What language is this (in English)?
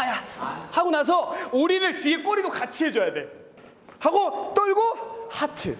Korean